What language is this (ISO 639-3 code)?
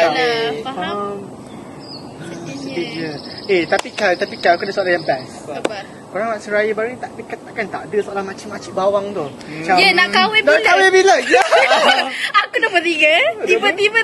msa